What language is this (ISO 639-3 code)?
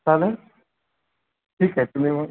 mar